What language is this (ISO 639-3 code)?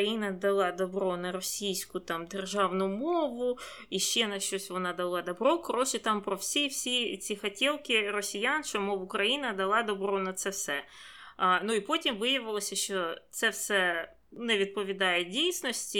ukr